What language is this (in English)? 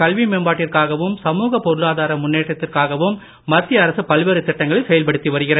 Tamil